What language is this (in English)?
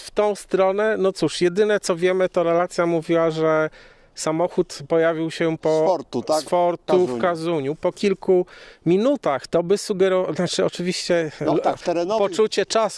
Polish